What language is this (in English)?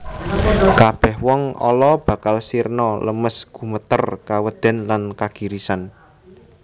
Javanese